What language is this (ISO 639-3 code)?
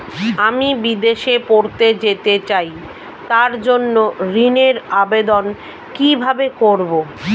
ben